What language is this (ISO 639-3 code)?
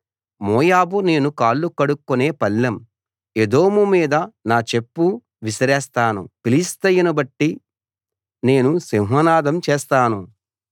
tel